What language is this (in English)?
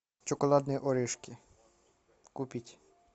Russian